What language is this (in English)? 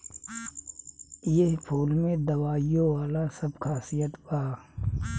Bhojpuri